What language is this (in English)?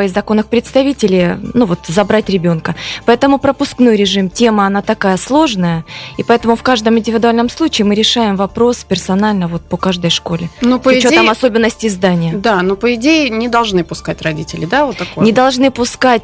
Russian